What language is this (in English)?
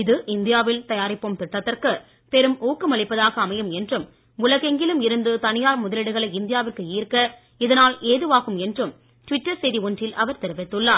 Tamil